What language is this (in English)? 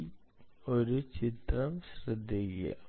Malayalam